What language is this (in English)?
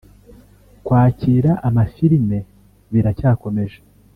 Kinyarwanda